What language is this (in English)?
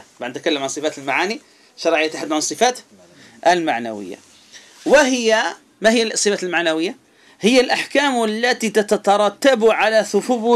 Arabic